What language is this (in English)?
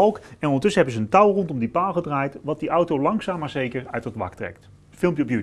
Dutch